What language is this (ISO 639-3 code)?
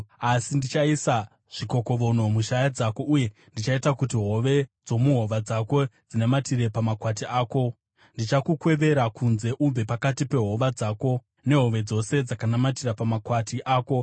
sna